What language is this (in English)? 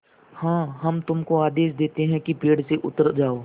Hindi